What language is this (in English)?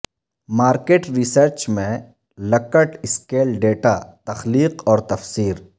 Urdu